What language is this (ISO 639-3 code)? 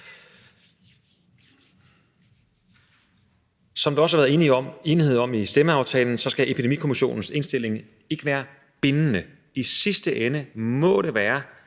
dan